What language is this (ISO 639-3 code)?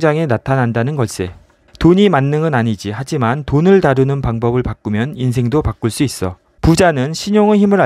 kor